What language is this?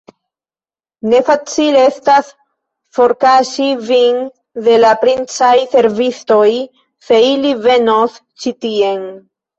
Esperanto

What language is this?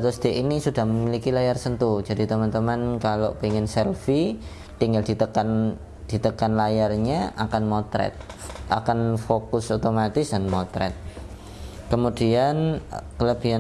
Indonesian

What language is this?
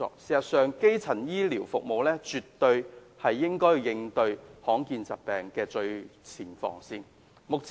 Cantonese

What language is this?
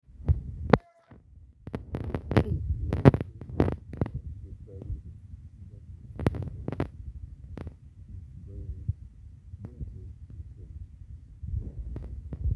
Masai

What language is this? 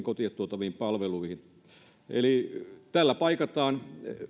Finnish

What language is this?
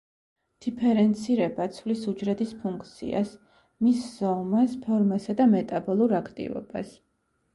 Georgian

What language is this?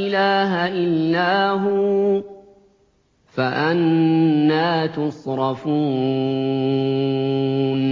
Arabic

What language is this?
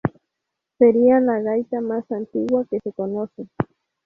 Spanish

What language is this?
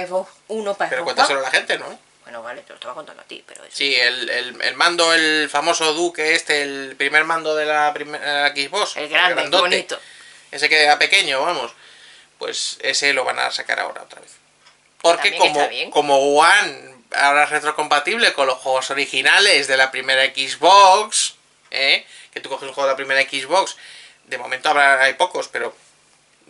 Spanish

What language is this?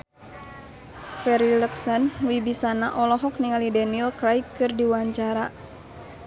Sundanese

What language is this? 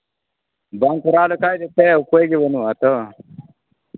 Santali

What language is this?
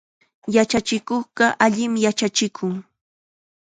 Chiquián Ancash Quechua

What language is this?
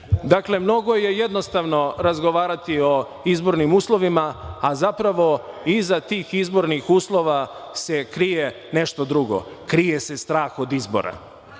Serbian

